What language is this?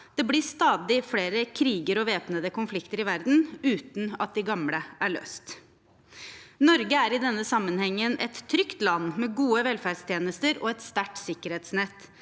Norwegian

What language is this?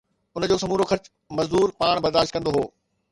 Sindhi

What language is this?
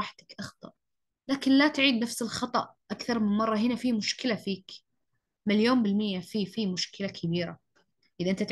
Arabic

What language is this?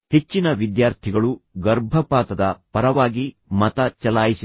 Kannada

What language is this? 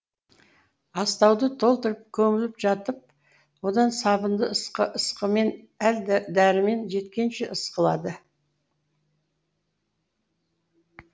Kazakh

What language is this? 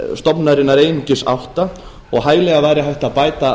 Icelandic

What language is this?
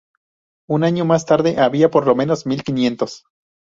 Spanish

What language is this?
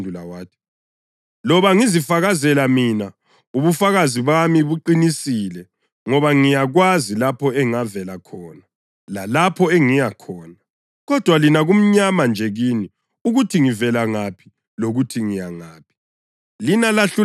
North Ndebele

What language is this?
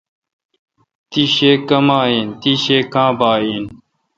Kalkoti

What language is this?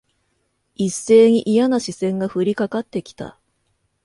Japanese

